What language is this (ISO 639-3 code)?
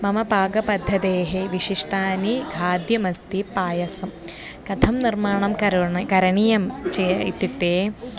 san